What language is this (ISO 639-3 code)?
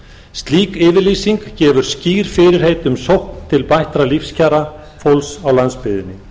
isl